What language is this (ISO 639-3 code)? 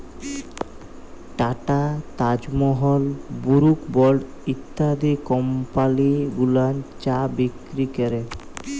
ben